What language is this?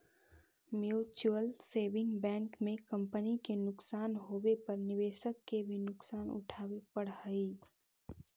Magahi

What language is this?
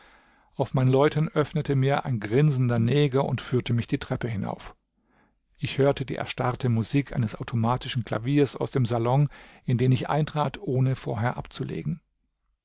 German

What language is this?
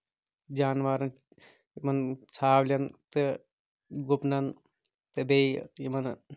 Kashmiri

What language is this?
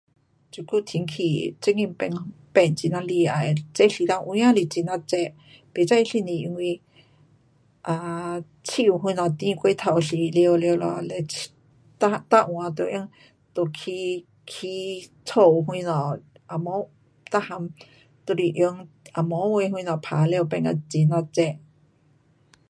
Pu-Xian Chinese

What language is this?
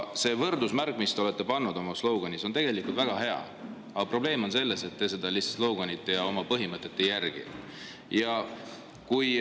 Estonian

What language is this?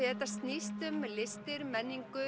Icelandic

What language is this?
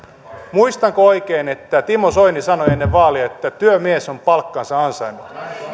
Finnish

